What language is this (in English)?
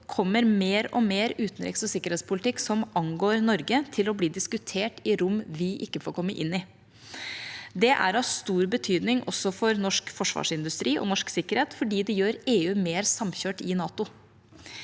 Norwegian